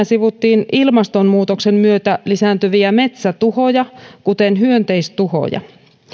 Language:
Finnish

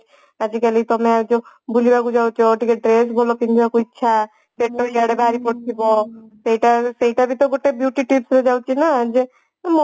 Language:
Odia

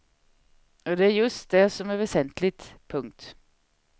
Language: Swedish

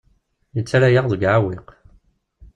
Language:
Kabyle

